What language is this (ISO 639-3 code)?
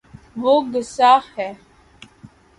urd